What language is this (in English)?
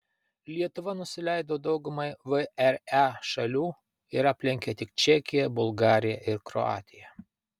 Lithuanian